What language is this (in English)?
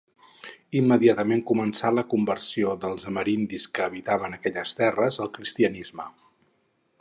Catalan